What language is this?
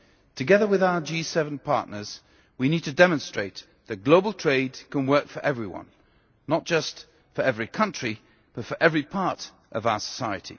English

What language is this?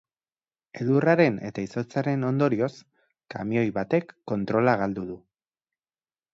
Basque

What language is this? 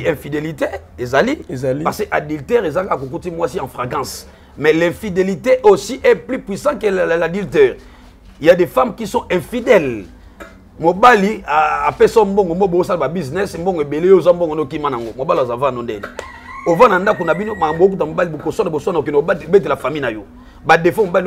French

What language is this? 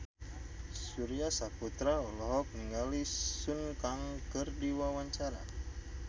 Sundanese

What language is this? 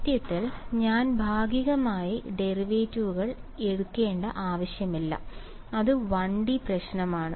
Malayalam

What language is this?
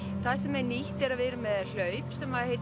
Icelandic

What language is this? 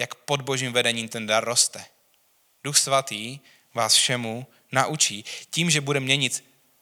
Czech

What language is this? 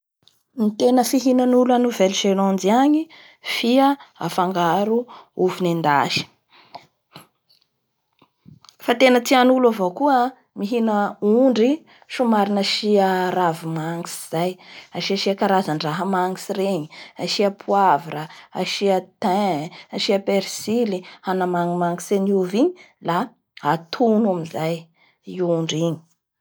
Bara Malagasy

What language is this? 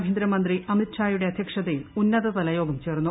Malayalam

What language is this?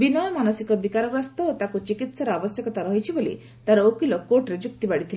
Odia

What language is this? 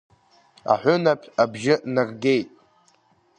Abkhazian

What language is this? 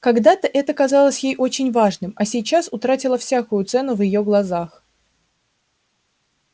Russian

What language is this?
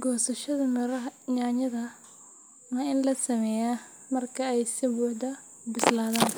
Somali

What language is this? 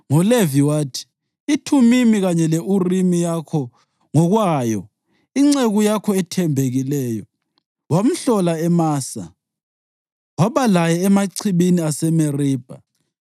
North Ndebele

